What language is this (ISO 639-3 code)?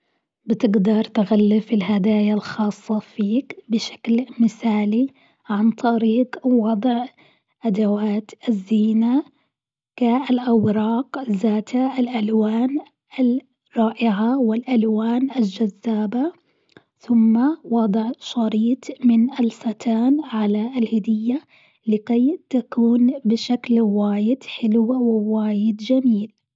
afb